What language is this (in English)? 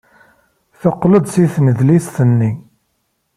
Kabyle